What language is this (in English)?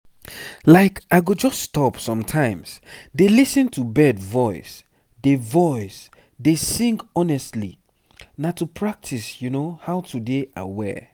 Nigerian Pidgin